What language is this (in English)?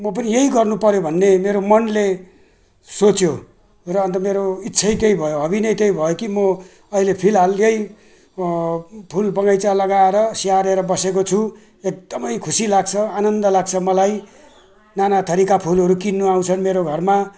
Nepali